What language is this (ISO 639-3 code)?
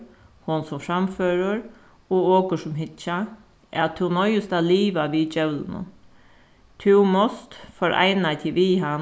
fao